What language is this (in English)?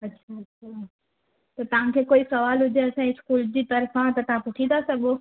Sindhi